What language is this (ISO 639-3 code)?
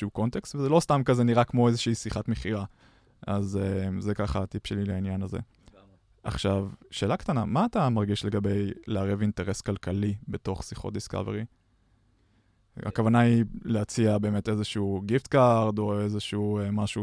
heb